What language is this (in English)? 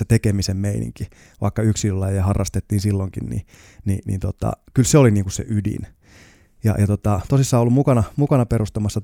Finnish